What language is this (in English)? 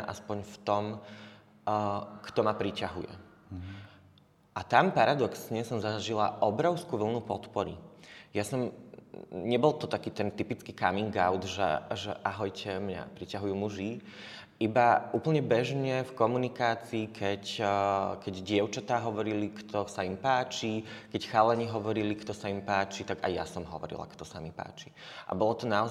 Slovak